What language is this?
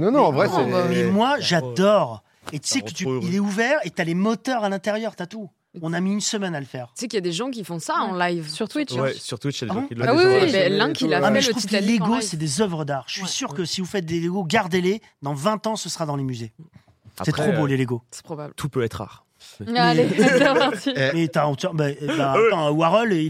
French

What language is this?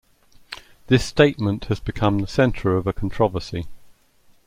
English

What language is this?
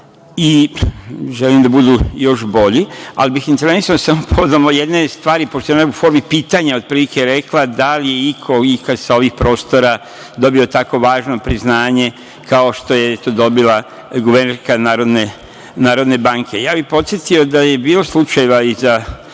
Serbian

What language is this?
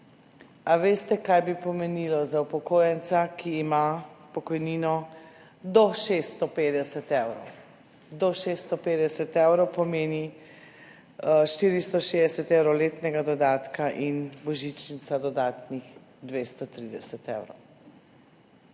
Slovenian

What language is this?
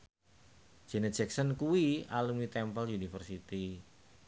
Javanese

